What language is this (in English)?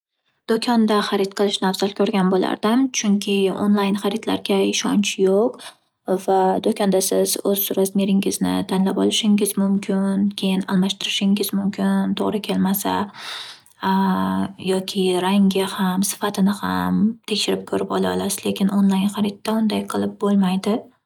Uzbek